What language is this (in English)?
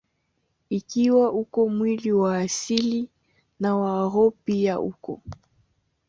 Swahili